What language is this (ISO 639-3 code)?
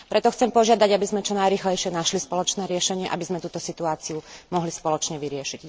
slk